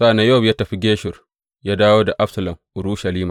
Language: Hausa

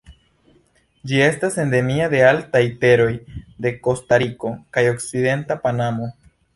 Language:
Esperanto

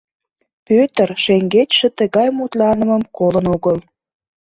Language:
Mari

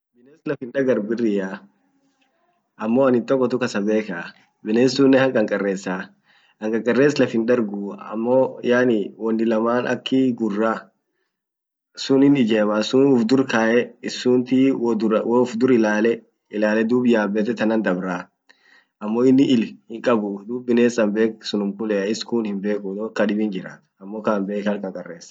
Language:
Orma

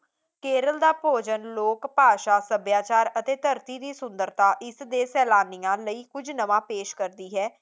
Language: Punjabi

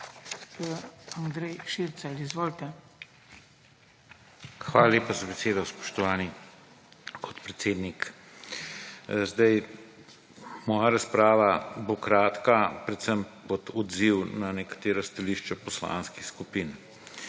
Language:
Slovenian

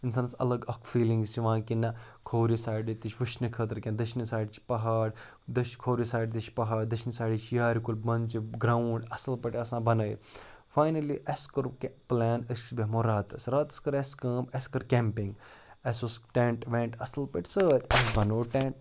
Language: Kashmiri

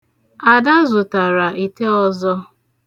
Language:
Igbo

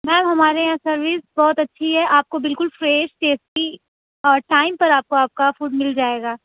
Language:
Urdu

